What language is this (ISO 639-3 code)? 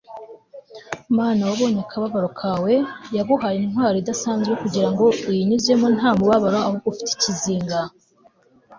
kin